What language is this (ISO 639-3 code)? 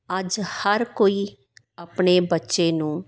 pan